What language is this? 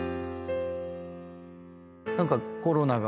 Japanese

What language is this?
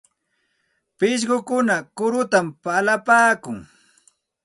Santa Ana de Tusi Pasco Quechua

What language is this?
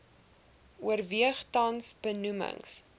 Afrikaans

